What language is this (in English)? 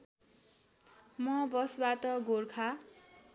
Nepali